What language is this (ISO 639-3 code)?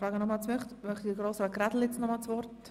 gsw